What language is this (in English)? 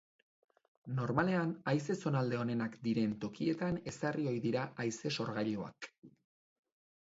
Basque